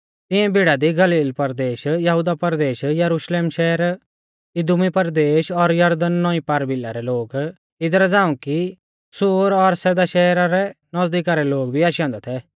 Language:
Mahasu Pahari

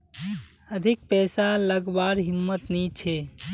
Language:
Magahi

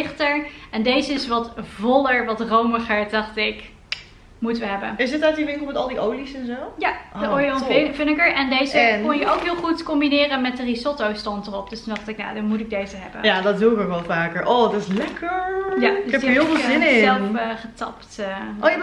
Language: Dutch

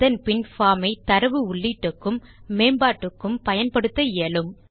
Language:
Tamil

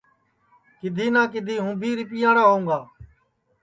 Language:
Sansi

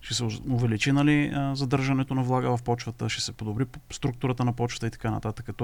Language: Bulgarian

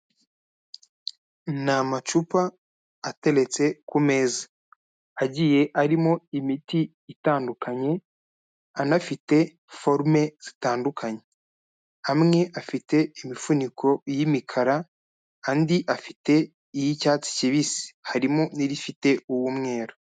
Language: Kinyarwanda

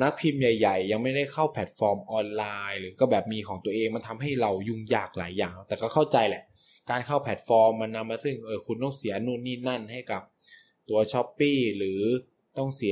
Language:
Thai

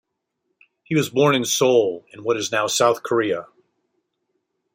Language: English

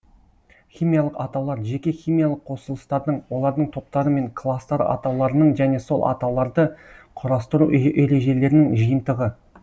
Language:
Kazakh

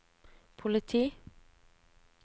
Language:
Norwegian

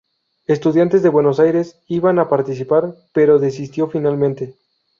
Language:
Spanish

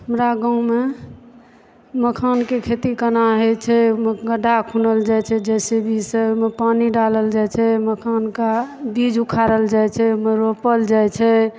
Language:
Maithili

